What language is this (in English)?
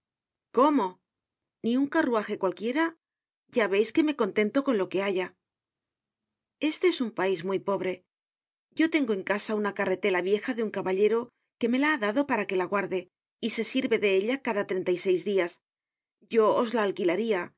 Spanish